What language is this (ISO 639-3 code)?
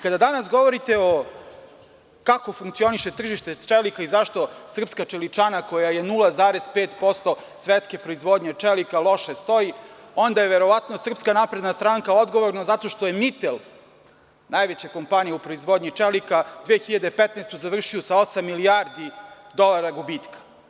srp